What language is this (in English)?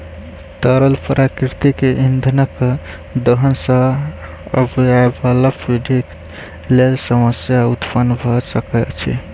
Maithili